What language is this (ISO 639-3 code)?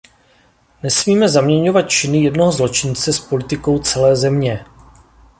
ces